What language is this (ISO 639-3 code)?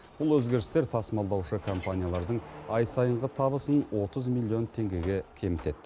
kaz